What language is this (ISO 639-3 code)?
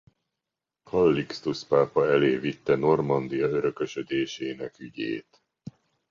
hun